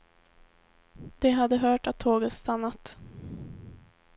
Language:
Swedish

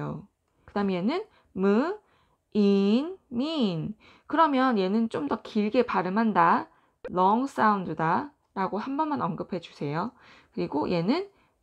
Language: Korean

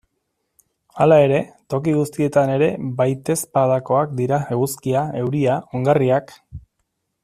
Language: Basque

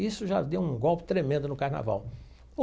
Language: Portuguese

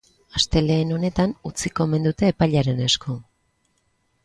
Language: Basque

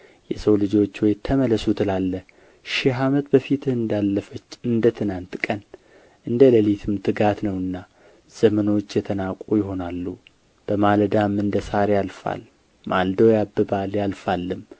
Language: Amharic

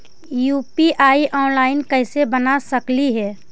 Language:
Magahi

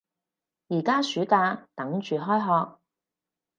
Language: Cantonese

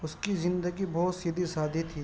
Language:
Urdu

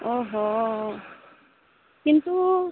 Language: Assamese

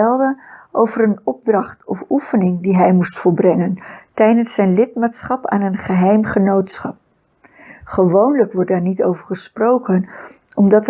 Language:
Dutch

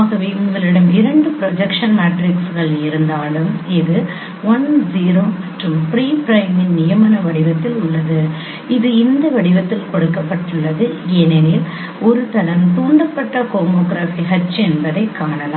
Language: Tamil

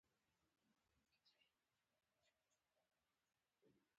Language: Pashto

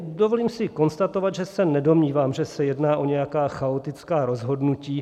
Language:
Czech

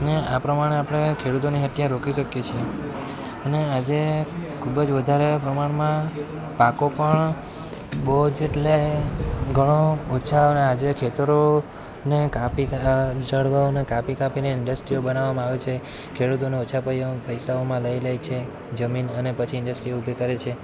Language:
Gujarati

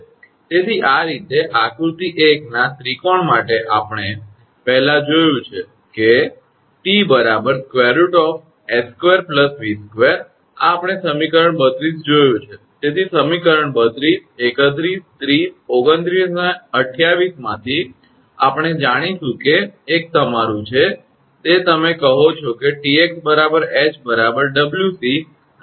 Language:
Gujarati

